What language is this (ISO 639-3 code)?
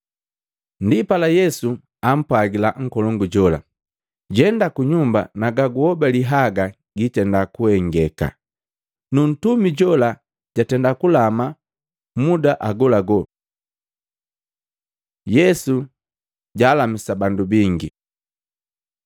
mgv